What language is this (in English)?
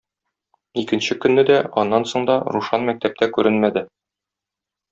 Tatar